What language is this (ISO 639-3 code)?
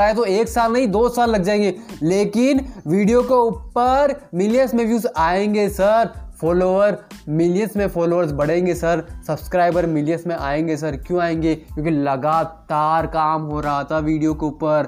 hin